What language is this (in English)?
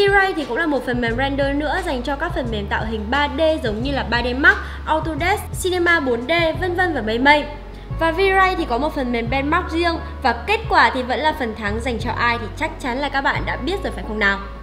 Vietnamese